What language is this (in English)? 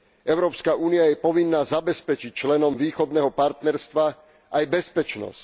Slovak